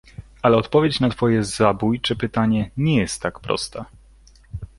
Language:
Polish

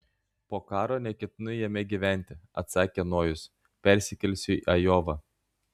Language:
Lithuanian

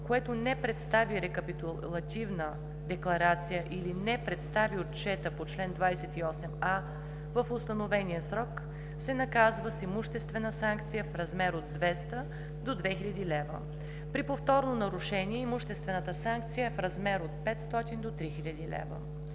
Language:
Bulgarian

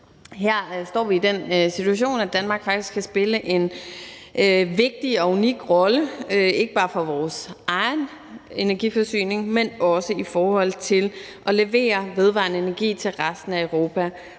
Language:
Danish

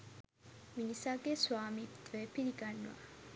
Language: Sinhala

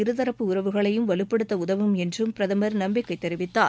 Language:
Tamil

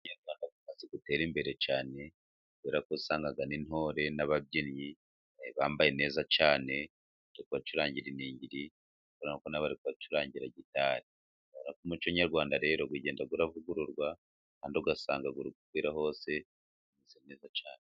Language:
Kinyarwanda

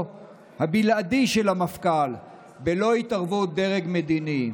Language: Hebrew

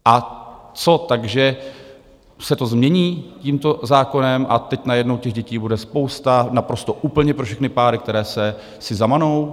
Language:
Czech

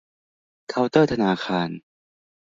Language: Thai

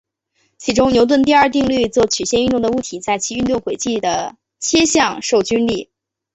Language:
Chinese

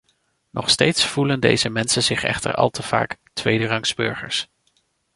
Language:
Dutch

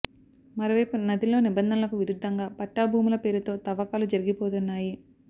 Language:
Telugu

